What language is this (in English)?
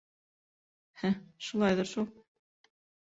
Bashkir